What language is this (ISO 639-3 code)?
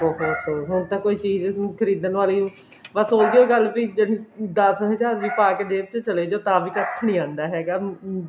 pan